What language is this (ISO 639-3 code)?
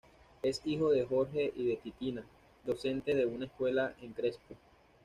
spa